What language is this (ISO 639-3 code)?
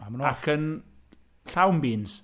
cym